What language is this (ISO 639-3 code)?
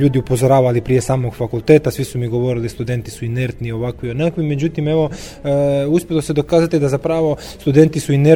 hrv